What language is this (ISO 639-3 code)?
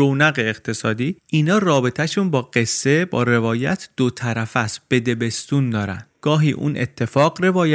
fas